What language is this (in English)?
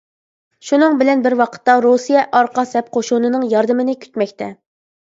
Uyghur